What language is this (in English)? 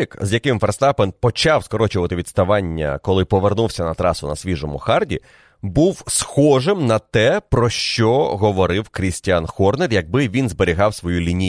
Ukrainian